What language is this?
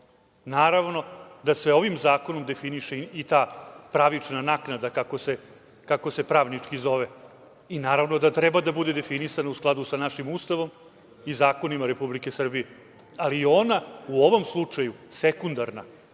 Serbian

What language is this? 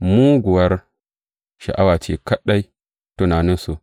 Hausa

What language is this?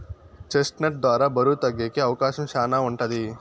Telugu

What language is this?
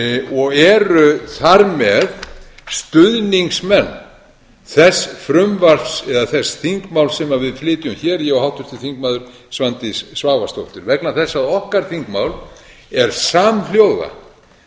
Icelandic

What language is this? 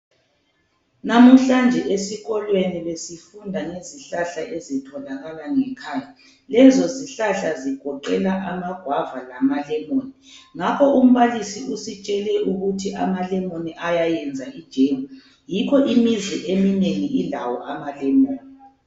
North Ndebele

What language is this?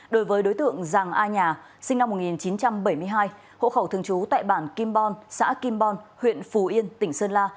Vietnamese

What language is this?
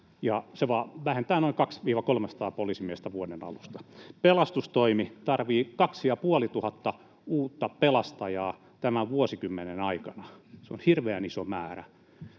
Finnish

